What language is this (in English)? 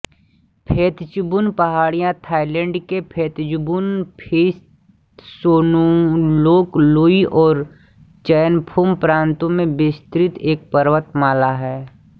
Hindi